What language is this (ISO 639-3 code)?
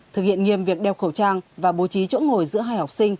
vie